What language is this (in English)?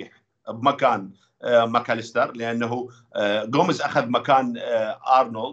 Arabic